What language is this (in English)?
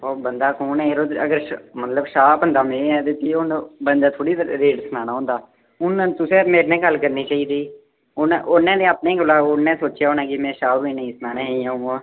Dogri